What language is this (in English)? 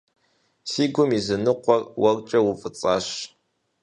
Kabardian